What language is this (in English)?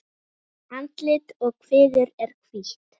Icelandic